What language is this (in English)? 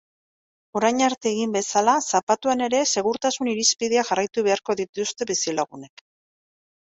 Basque